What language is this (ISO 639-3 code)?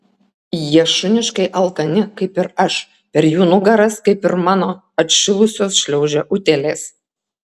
lit